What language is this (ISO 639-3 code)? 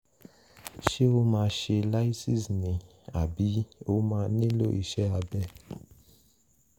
yor